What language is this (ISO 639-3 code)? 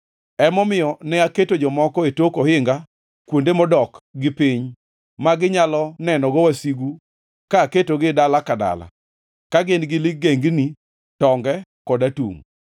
luo